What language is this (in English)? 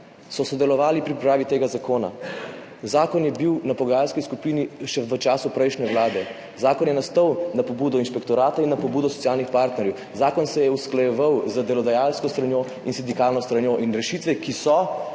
Slovenian